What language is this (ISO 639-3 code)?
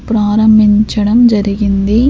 tel